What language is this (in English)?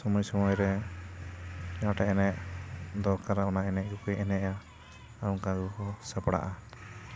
Santali